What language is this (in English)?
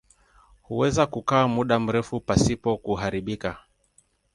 Swahili